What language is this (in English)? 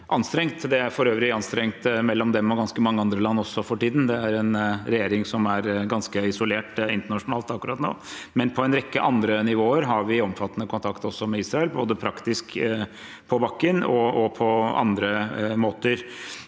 Norwegian